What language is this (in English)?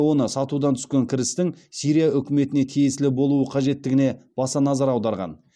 Kazakh